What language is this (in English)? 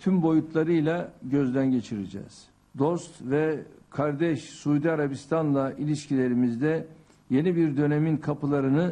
Turkish